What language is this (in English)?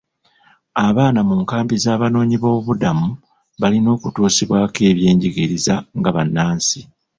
Ganda